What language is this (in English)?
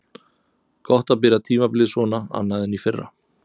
Icelandic